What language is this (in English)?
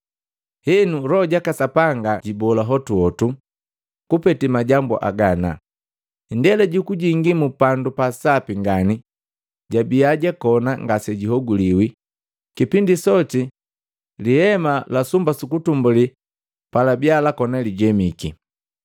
Matengo